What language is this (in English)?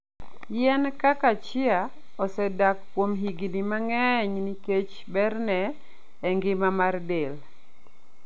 Luo (Kenya and Tanzania)